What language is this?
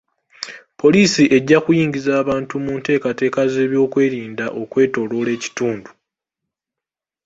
Ganda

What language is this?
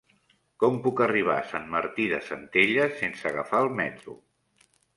Catalan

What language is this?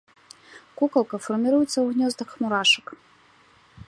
Belarusian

